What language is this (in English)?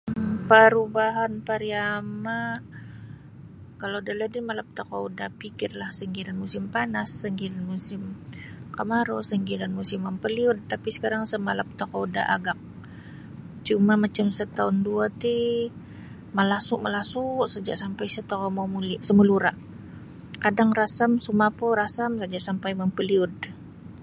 Sabah Bisaya